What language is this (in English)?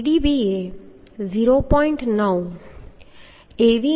Gujarati